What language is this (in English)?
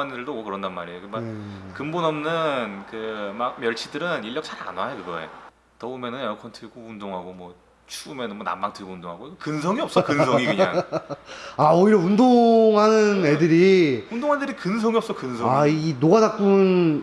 Korean